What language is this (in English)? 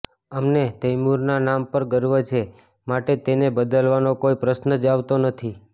Gujarati